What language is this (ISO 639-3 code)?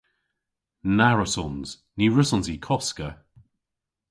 cor